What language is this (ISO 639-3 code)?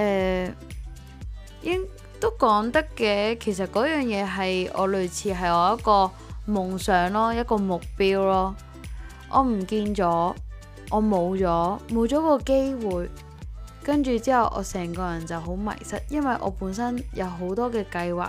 zho